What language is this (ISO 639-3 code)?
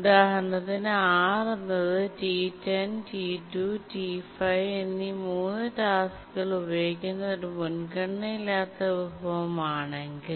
mal